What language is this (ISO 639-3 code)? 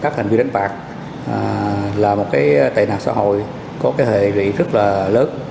vie